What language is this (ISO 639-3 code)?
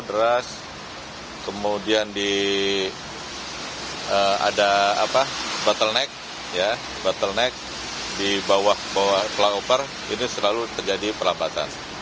ind